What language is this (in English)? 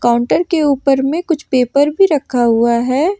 Hindi